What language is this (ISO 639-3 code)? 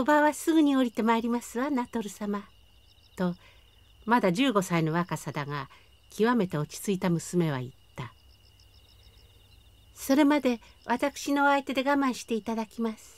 jpn